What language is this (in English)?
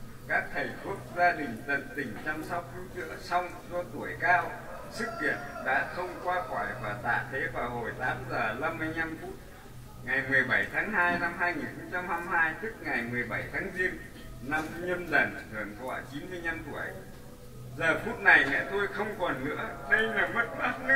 Vietnamese